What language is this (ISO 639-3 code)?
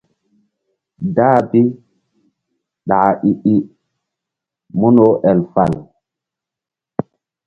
mdd